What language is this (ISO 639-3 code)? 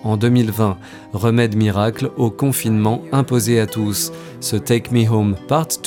fra